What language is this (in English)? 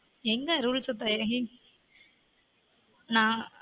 Tamil